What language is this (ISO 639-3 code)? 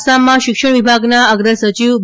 guj